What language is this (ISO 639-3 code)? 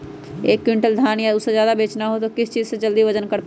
mag